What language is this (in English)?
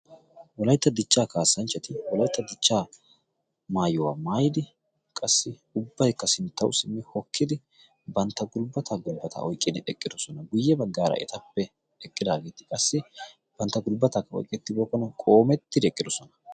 Wolaytta